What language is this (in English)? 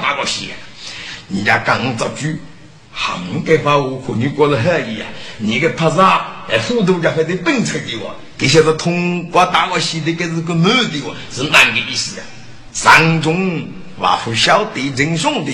Chinese